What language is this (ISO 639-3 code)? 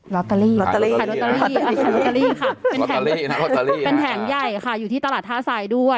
tha